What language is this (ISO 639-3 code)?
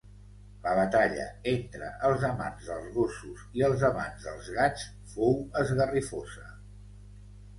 cat